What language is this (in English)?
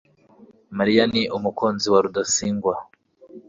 Kinyarwanda